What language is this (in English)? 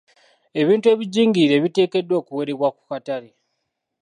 Ganda